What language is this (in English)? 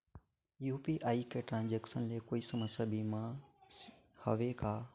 Chhattisgarhi